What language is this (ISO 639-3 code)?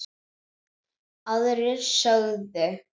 isl